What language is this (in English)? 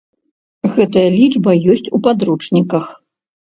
Belarusian